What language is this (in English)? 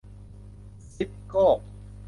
Thai